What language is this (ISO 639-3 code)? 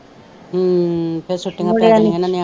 pan